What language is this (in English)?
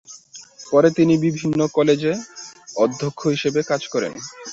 Bangla